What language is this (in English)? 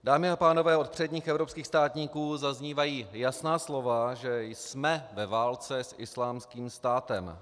Czech